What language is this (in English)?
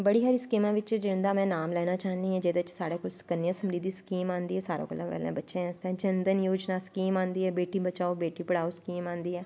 Dogri